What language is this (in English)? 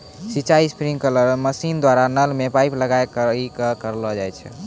Maithili